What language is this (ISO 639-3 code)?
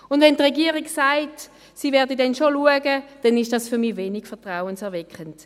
gsw